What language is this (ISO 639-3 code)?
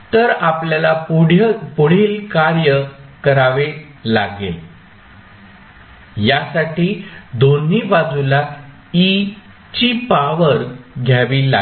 mar